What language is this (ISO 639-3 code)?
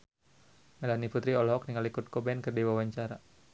sun